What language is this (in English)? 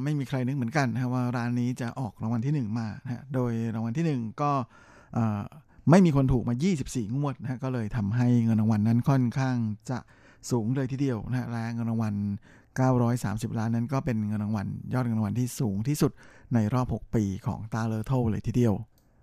Thai